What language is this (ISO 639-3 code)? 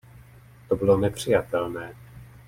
ces